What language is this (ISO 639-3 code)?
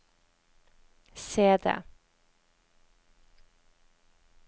nor